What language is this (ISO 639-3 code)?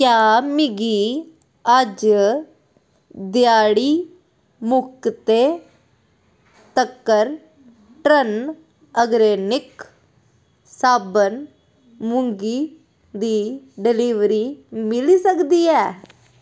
doi